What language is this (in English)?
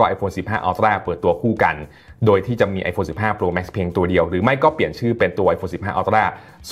Thai